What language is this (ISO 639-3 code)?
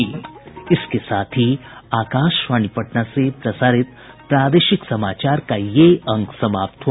hin